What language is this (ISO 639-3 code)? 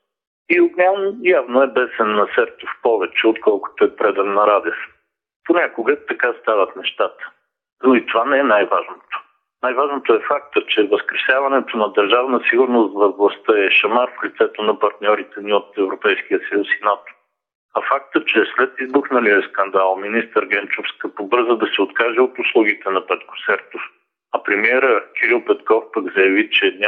bul